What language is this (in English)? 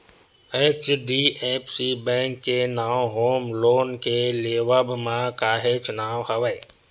Chhattisgarhi